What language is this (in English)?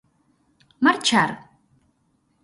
Galician